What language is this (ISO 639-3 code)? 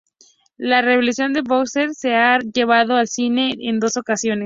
spa